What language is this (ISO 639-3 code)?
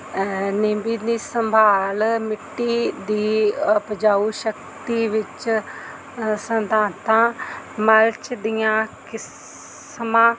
pan